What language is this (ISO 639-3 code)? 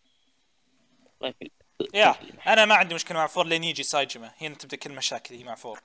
ara